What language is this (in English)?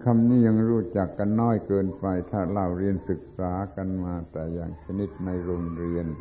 Thai